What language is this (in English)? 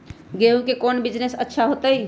Magahi